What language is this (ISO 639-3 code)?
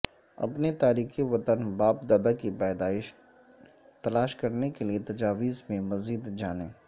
urd